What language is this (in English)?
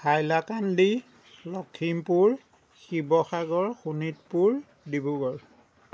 Assamese